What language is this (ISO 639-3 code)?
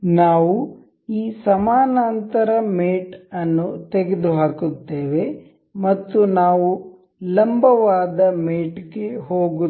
kan